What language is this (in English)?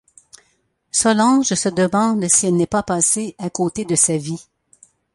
French